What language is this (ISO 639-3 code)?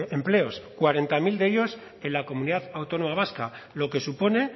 spa